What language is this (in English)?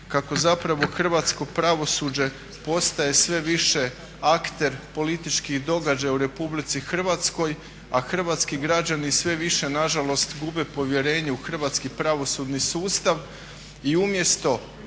Croatian